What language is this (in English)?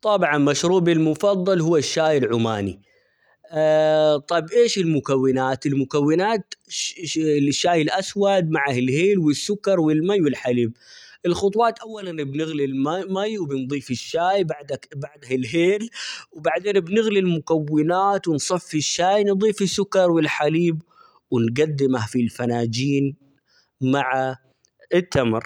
Omani Arabic